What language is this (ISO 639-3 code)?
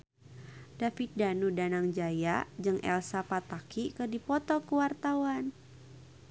sun